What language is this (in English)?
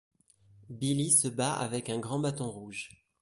French